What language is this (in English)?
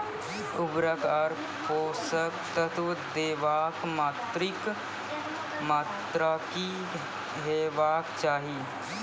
Maithili